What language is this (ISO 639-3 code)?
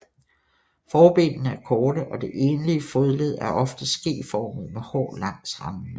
dan